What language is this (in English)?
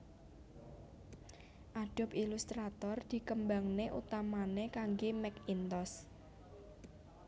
Javanese